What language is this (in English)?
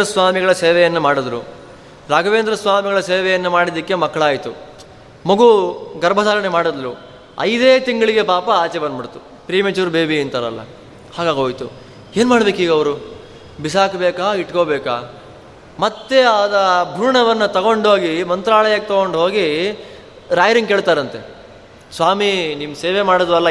Kannada